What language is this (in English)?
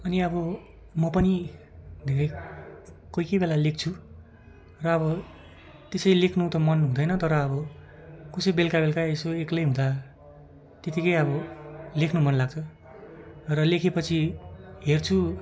Nepali